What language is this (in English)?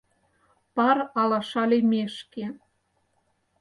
Mari